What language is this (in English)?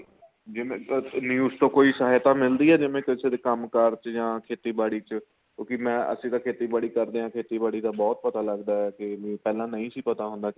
Punjabi